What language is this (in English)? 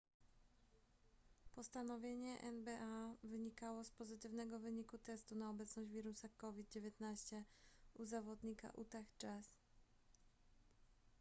Polish